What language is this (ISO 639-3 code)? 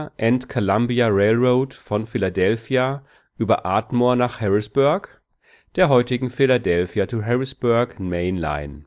deu